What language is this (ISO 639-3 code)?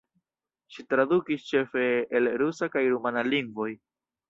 epo